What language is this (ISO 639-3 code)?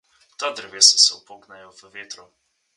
slv